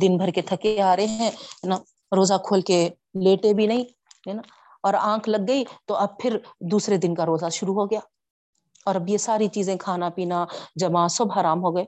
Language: Urdu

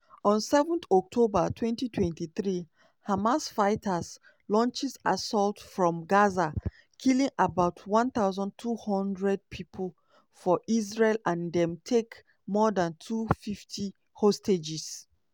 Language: Nigerian Pidgin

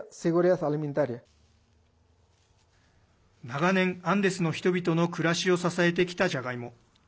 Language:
Japanese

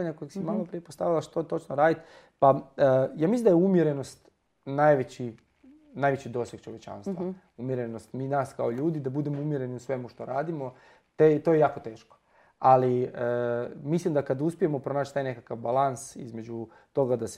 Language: Croatian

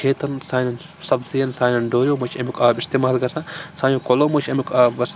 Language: Kashmiri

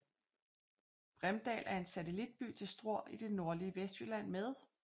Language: Danish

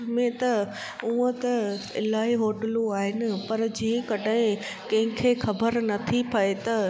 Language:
Sindhi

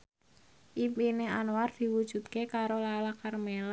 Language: Javanese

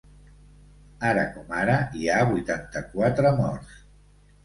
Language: Catalan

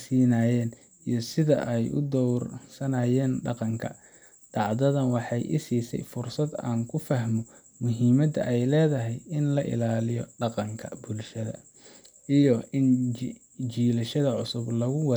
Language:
Somali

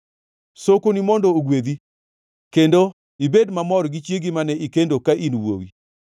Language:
Luo (Kenya and Tanzania)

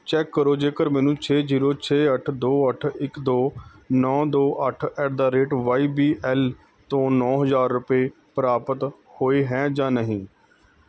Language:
Punjabi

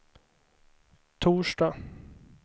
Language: Swedish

